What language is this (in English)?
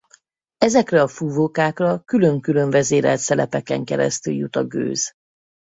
Hungarian